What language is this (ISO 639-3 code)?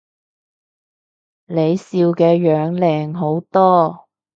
yue